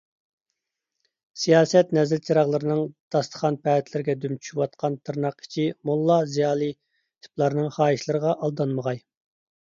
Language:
Uyghur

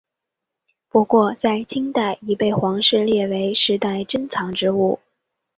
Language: Chinese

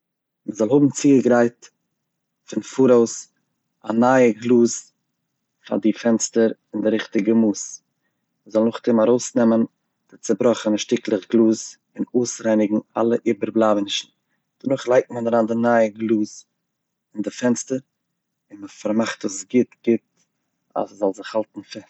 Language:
Yiddish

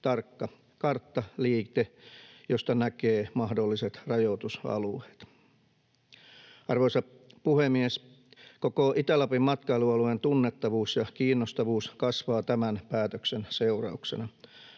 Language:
Finnish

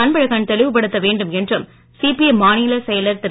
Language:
Tamil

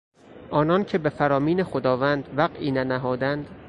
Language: Persian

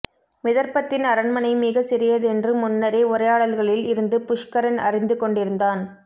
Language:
Tamil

